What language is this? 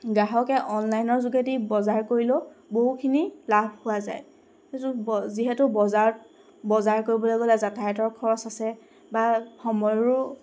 Assamese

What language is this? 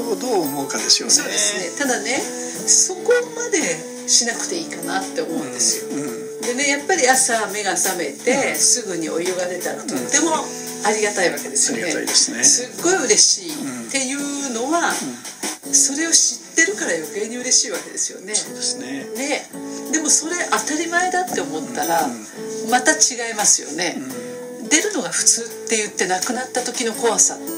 Japanese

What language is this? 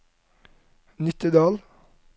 Norwegian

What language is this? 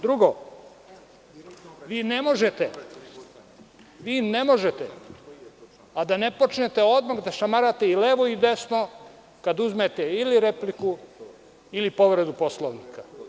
Serbian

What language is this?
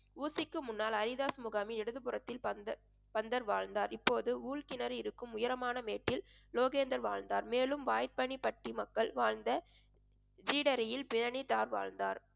Tamil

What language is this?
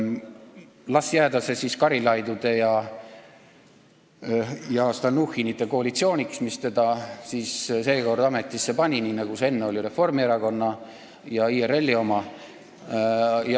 Estonian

